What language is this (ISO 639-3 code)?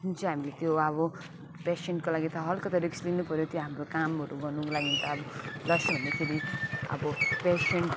nep